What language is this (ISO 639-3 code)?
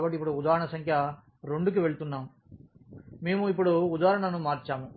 tel